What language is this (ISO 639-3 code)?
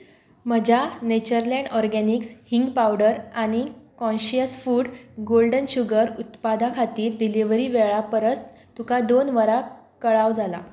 kok